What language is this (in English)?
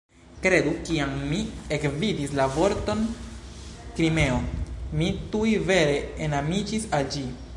Esperanto